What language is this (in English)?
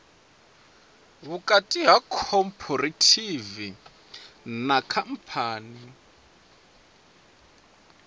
Venda